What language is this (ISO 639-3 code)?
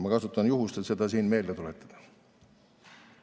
est